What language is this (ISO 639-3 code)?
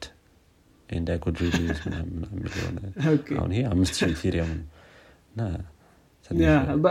amh